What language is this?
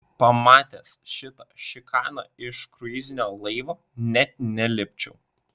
Lithuanian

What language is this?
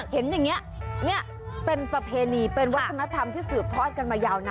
Thai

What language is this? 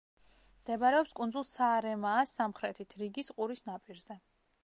Georgian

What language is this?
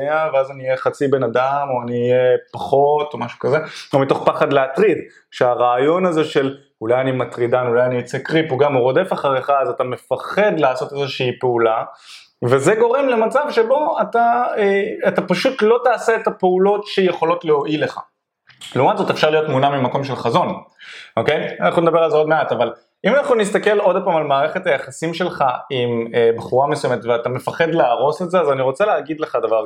Hebrew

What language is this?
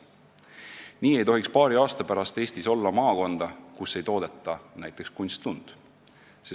Estonian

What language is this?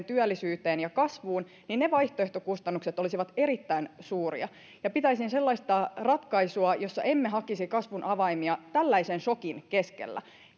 Finnish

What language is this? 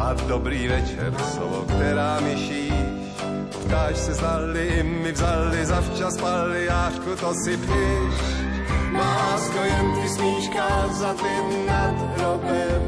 Slovak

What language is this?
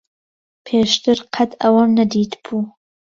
Central Kurdish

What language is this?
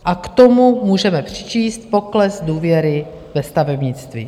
Czech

